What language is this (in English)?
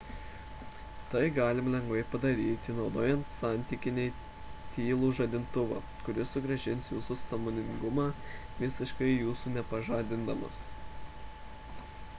Lithuanian